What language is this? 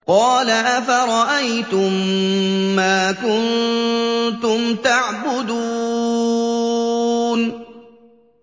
Arabic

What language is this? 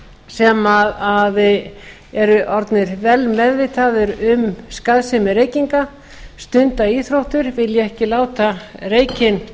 Icelandic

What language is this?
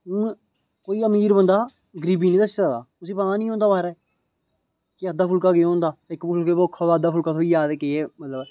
Dogri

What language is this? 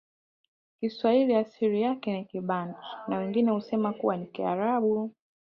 Swahili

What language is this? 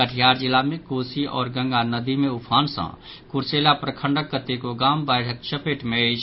Maithili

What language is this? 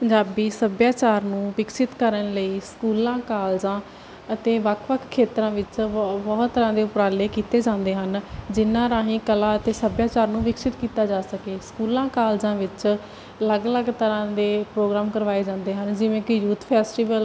Punjabi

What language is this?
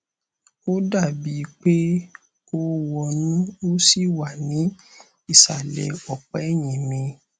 Yoruba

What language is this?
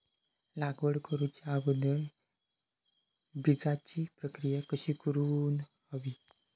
Marathi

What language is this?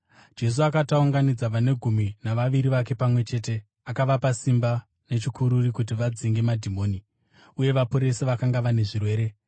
Shona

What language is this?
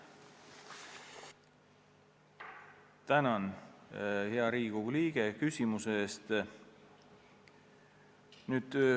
Estonian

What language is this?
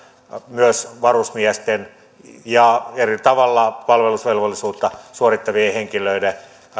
Finnish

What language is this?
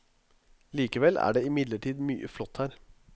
Norwegian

